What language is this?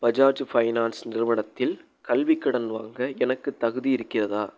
Tamil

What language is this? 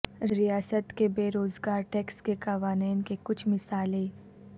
Urdu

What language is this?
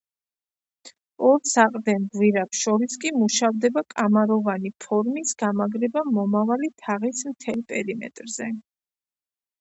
Georgian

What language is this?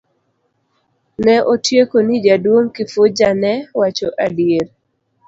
Luo (Kenya and Tanzania)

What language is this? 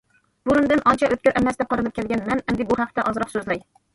Uyghur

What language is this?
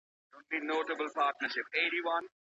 Pashto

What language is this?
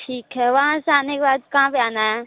Hindi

